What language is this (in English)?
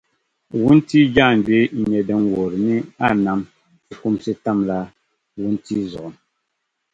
Dagbani